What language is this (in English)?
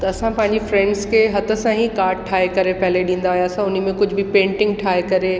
Sindhi